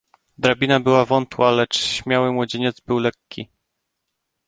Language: Polish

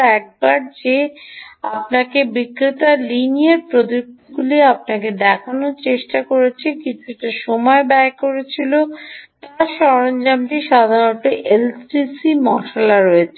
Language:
Bangla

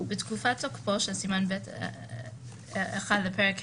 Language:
Hebrew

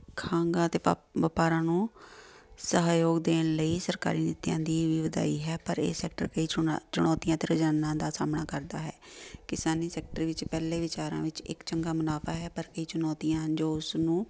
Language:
Punjabi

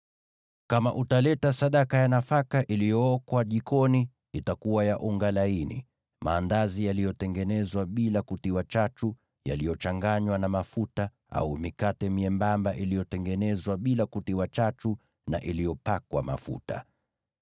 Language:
Swahili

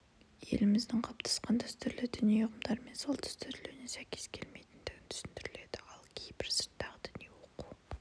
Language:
Kazakh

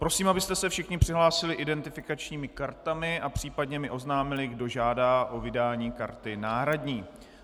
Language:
Czech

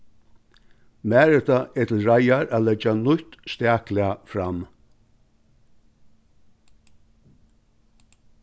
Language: Faroese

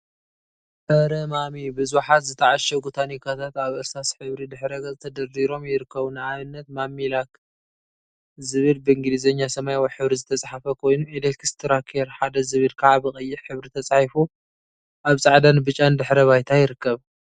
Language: Tigrinya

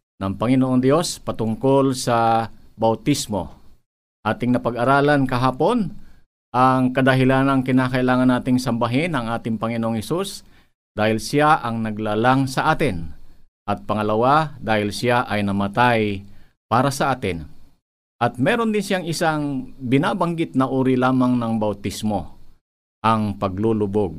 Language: Filipino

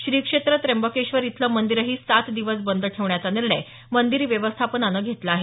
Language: Marathi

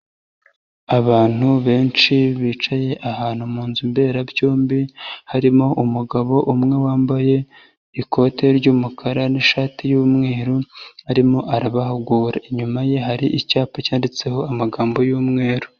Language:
Kinyarwanda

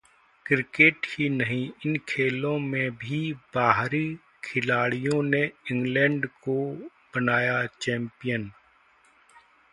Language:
Hindi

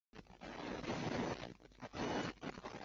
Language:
Chinese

